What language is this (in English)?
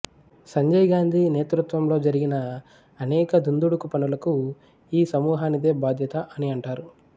Telugu